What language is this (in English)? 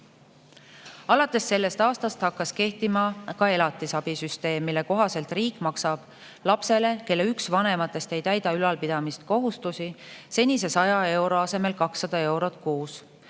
Estonian